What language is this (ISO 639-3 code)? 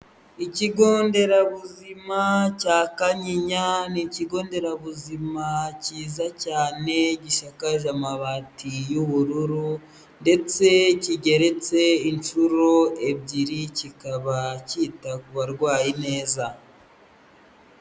kin